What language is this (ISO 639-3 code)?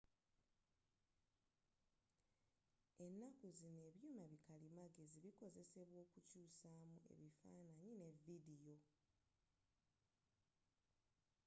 lug